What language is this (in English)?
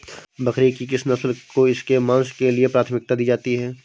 Hindi